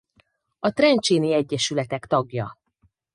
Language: Hungarian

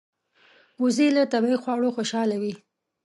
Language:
Pashto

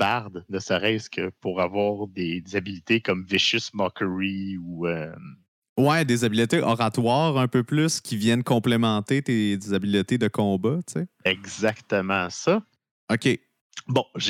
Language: French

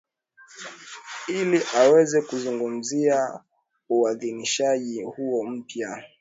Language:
Swahili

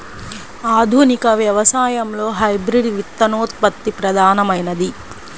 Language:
Telugu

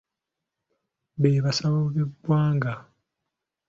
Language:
Ganda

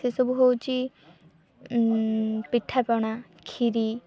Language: Odia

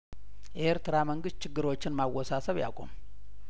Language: Amharic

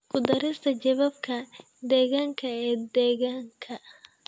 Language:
Somali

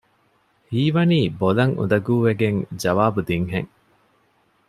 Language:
Divehi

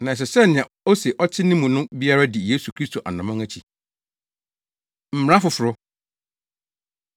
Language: Akan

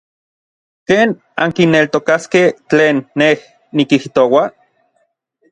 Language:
Orizaba Nahuatl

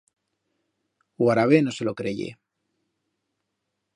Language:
Aragonese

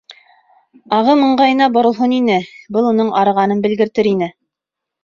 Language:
Bashkir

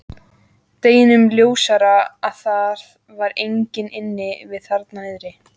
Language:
Icelandic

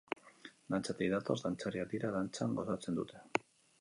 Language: Basque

